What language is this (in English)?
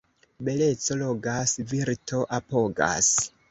Esperanto